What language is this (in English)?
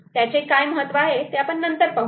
Marathi